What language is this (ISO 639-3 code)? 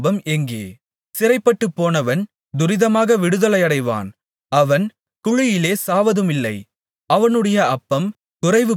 tam